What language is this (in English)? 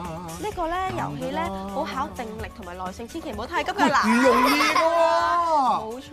Chinese